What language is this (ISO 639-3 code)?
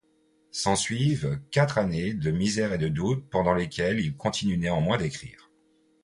fra